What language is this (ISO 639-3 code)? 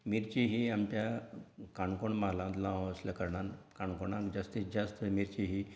kok